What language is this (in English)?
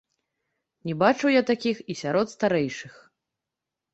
Belarusian